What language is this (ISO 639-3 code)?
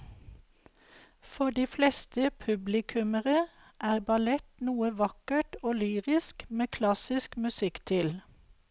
nor